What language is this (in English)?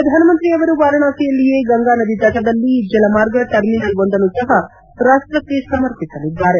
Kannada